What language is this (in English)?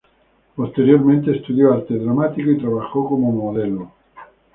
Spanish